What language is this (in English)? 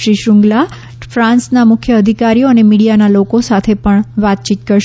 Gujarati